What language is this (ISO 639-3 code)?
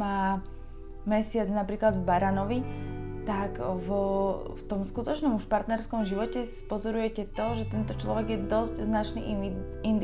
slk